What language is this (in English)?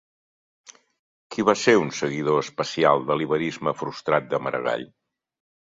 Catalan